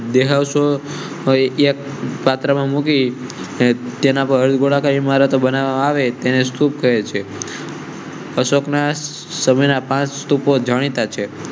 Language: Gujarati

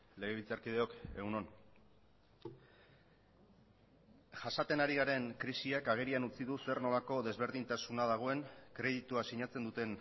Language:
Basque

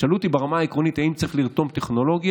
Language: Hebrew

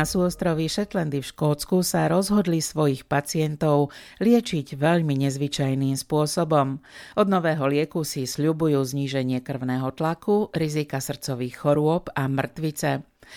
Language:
Slovak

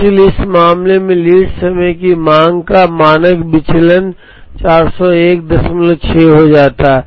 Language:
Hindi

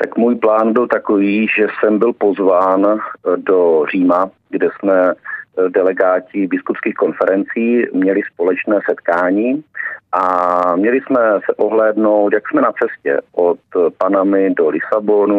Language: Czech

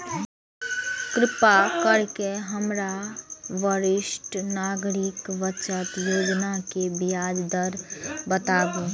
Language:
Maithili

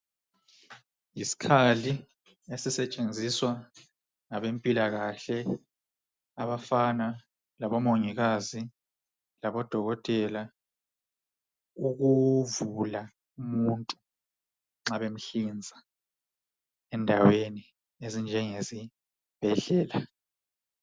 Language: North Ndebele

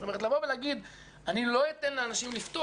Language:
Hebrew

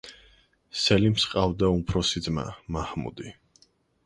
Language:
Georgian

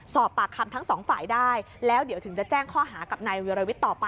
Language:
Thai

